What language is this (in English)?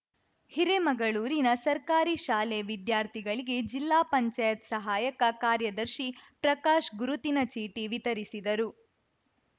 Kannada